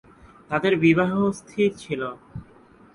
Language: Bangla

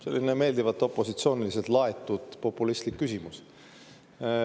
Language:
Estonian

